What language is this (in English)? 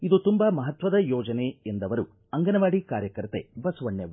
Kannada